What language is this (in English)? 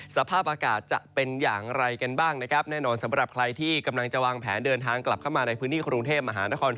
Thai